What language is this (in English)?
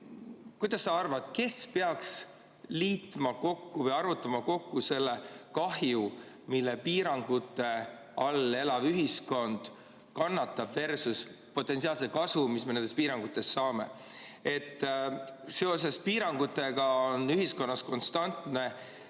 Estonian